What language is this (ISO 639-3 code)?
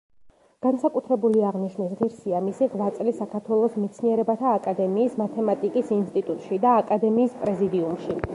kat